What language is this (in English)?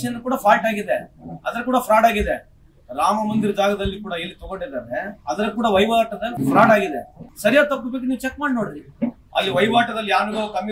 Kannada